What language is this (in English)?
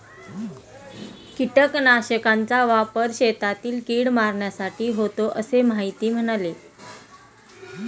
Marathi